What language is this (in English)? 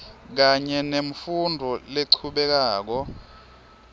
Swati